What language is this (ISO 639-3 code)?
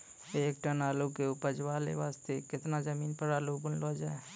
mai